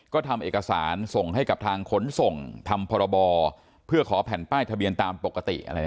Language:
Thai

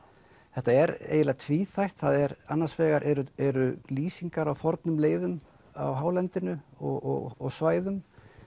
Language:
Icelandic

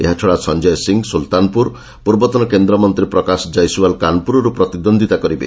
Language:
Odia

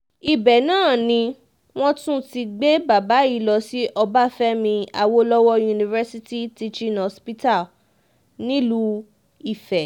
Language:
Yoruba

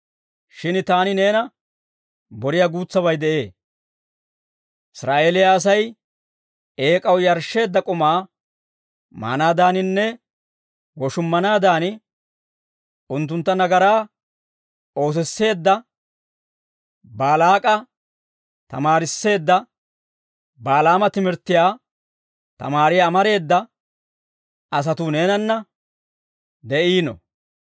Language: Dawro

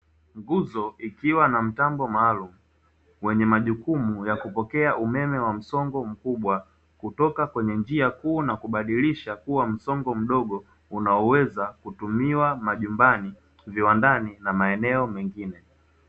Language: Swahili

